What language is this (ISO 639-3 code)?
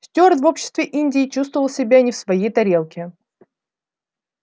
rus